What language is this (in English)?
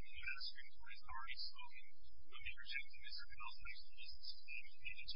English